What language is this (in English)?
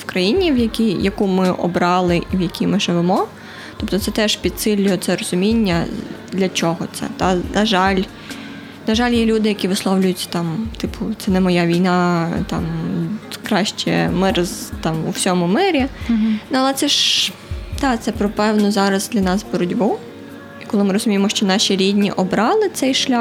Ukrainian